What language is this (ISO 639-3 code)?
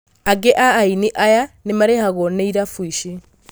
kik